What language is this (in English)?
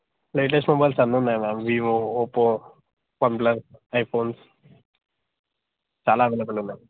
Telugu